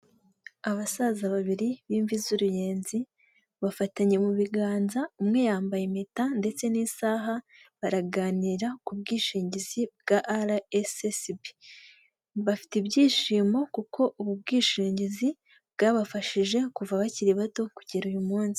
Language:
Kinyarwanda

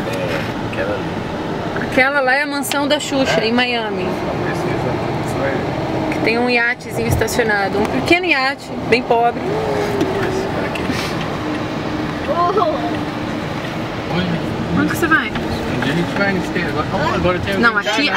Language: Portuguese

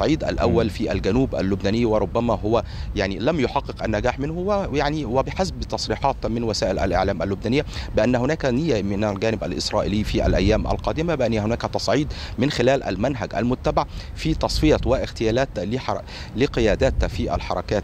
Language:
Arabic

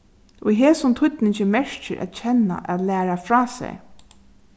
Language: Faroese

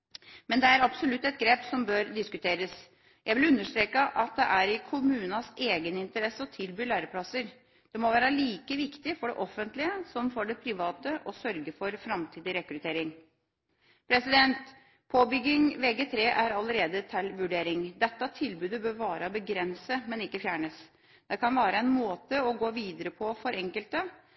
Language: Norwegian Bokmål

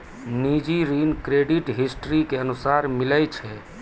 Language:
Maithili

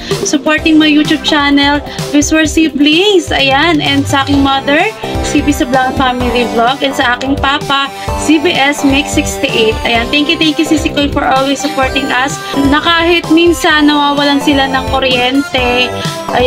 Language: Filipino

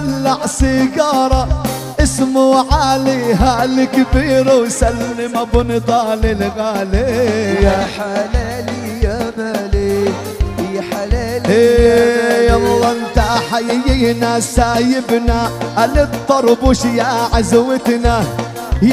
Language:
Arabic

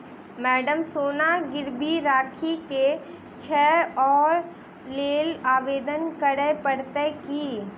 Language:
Maithili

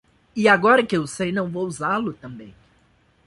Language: Portuguese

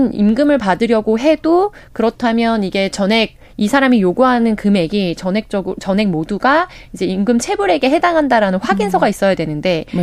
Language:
Korean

